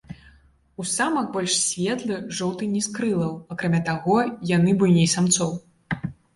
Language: Belarusian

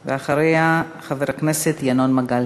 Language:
Hebrew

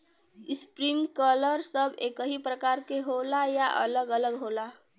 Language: Bhojpuri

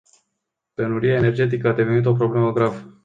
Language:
Romanian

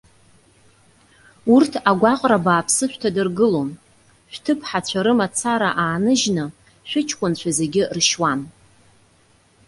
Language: Abkhazian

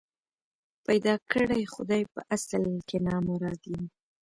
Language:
Pashto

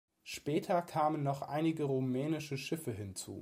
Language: German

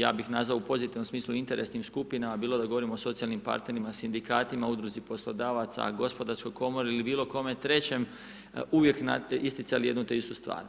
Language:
Croatian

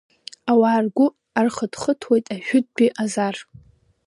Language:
Abkhazian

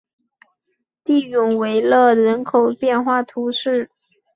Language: Chinese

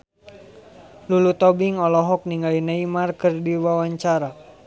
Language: Sundanese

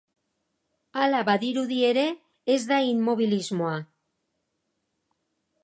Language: Basque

